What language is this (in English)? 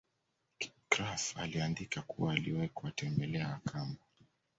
Swahili